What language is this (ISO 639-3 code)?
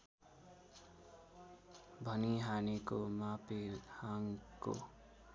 nep